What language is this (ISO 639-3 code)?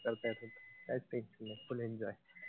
mar